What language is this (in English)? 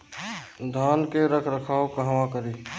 Bhojpuri